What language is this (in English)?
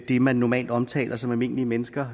Danish